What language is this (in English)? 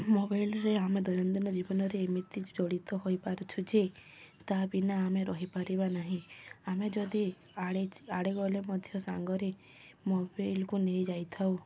Odia